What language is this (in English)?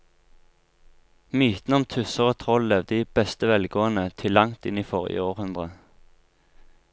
Norwegian